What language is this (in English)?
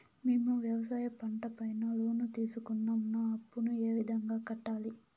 Telugu